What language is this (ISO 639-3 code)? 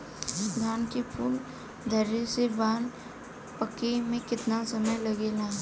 bho